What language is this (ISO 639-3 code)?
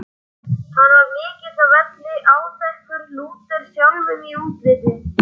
isl